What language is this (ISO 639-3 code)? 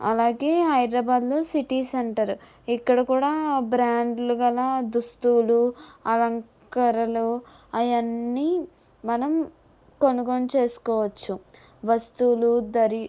tel